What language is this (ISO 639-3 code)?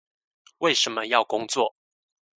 zho